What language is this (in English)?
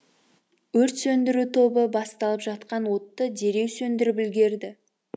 Kazakh